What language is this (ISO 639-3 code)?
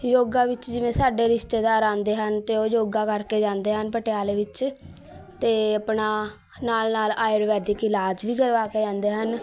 pan